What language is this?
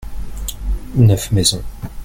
French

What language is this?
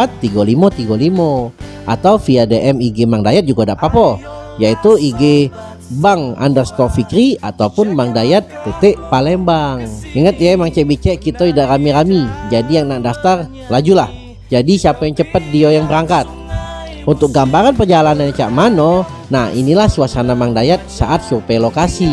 Indonesian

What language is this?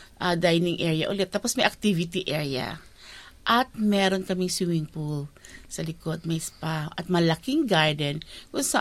Filipino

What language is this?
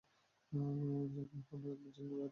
Bangla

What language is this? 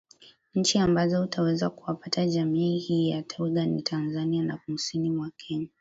Swahili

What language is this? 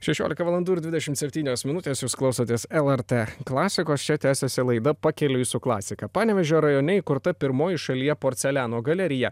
Lithuanian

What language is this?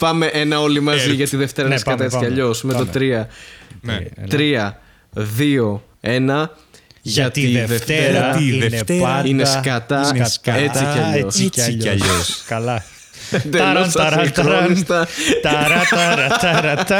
Greek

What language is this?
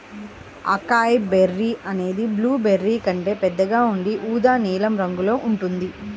Telugu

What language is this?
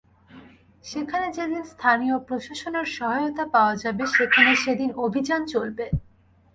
Bangla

